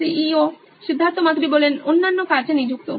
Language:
Bangla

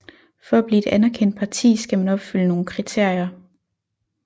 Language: Danish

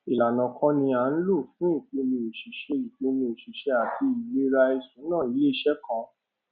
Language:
Yoruba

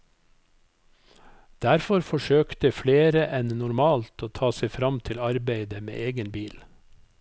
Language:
Norwegian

